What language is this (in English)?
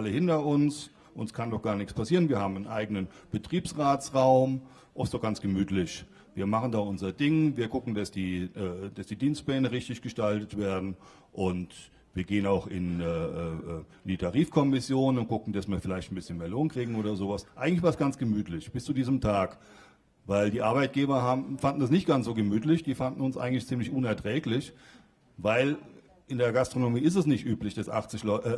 German